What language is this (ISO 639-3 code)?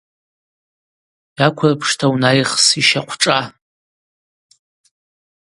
abq